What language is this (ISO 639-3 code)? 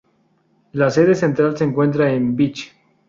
spa